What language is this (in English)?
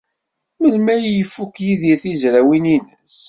Kabyle